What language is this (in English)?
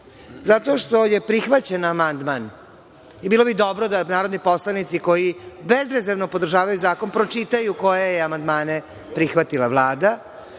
Serbian